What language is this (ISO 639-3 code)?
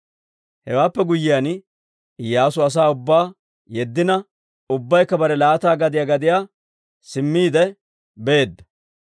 dwr